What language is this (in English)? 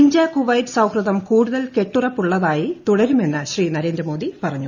Malayalam